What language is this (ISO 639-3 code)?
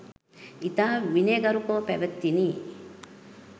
sin